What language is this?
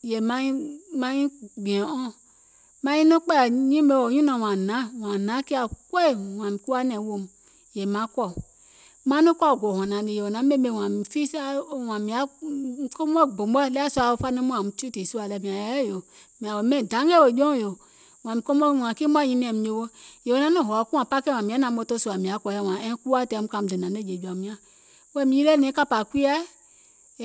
Gola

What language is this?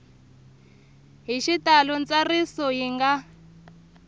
Tsonga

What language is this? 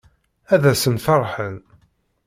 Kabyle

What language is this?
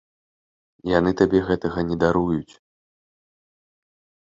Belarusian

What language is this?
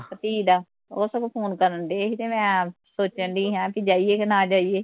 Punjabi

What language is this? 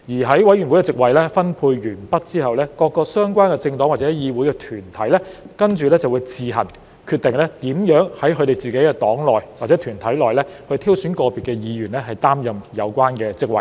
Cantonese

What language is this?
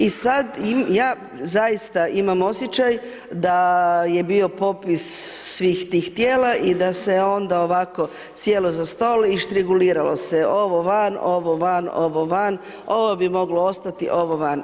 Croatian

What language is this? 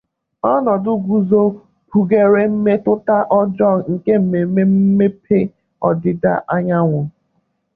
Igbo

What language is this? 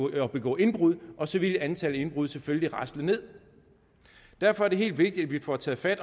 Danish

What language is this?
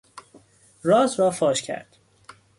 Persian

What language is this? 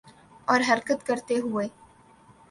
Urdu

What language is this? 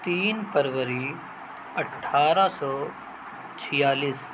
Urdu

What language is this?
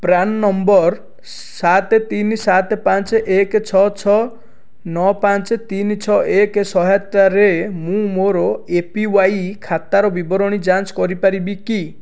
Odia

